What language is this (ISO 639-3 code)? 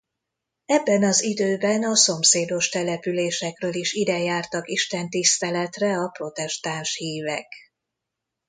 hun